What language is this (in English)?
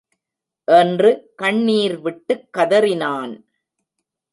Tamil